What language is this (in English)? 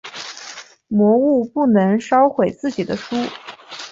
Chinese